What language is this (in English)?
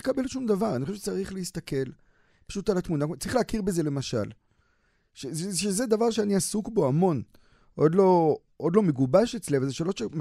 Hebrew